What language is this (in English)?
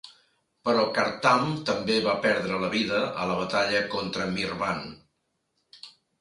Catalan